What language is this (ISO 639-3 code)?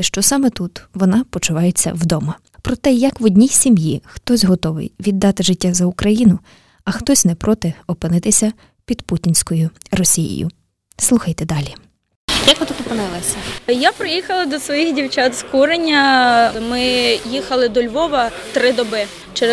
ukr